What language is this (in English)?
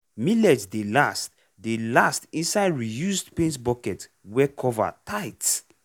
Nigerian Pidgin